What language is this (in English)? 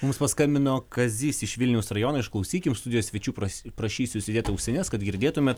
Lithuanian